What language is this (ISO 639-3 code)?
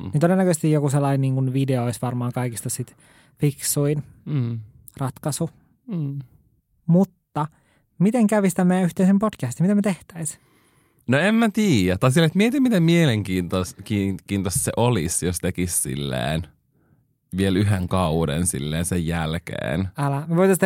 fin